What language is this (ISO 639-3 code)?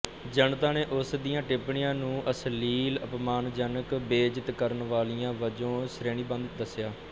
pan